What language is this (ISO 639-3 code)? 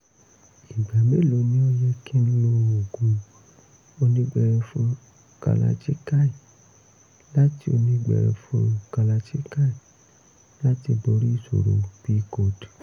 yor